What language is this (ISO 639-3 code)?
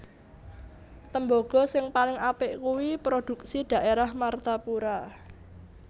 jav